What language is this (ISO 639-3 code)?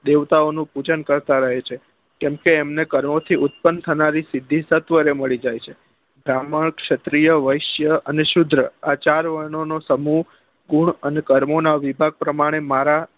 guj